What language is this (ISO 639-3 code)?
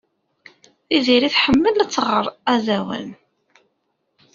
kab